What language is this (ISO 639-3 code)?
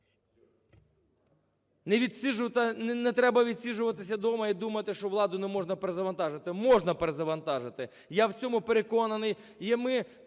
ukr